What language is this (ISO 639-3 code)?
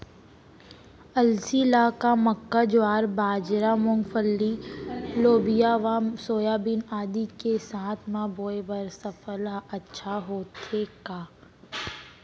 hne